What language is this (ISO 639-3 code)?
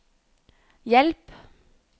nor